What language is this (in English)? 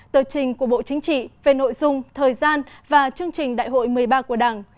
Vietnamese